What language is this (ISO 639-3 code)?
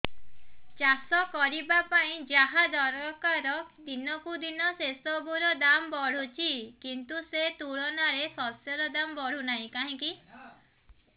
ori